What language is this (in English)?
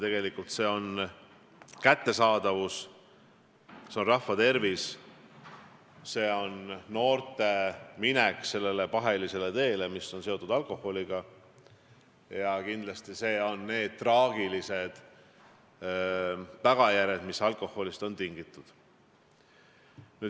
Estonian